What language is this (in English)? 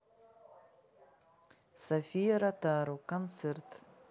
Russian